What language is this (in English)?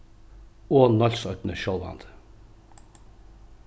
Faroese